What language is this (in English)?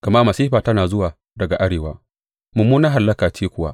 Hausa